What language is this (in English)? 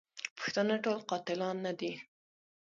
Pashto